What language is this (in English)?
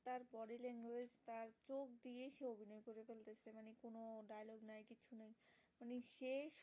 Bangla